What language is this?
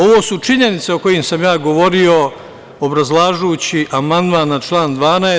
Serbian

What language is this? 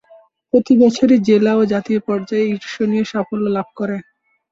Bangla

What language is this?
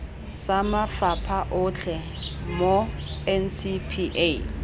Tswana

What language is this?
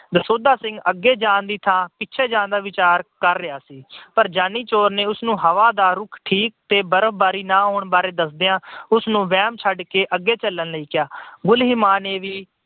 Punjabi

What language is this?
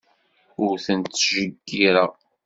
Kabyle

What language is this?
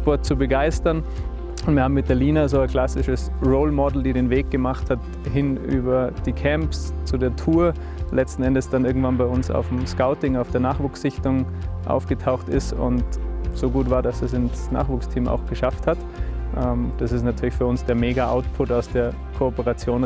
German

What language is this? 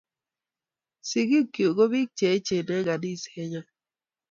Kalenjin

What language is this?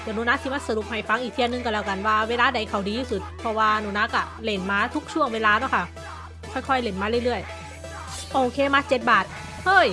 Thai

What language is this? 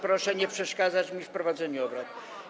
Polish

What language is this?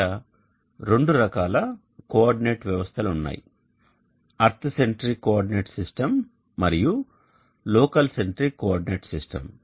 Telugu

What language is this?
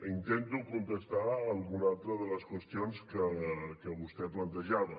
Catalan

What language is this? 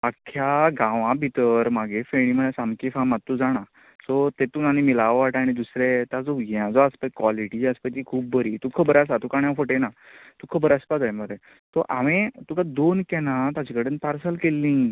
Konkani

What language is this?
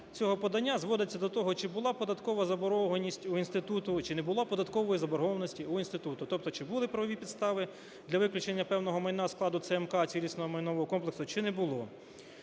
Ukrainian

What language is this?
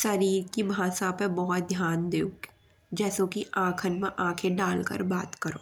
Bundeli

